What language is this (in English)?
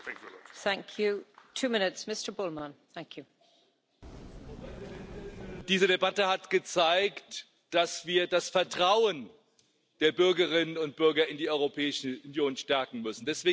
German